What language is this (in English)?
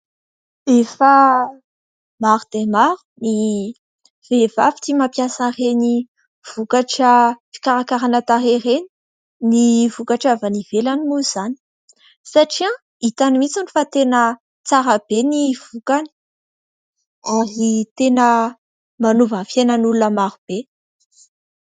Malagasy